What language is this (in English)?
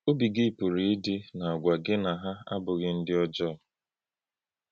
Igbo